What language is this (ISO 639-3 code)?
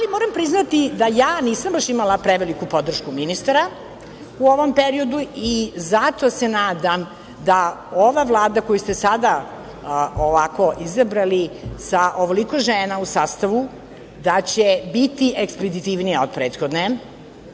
srp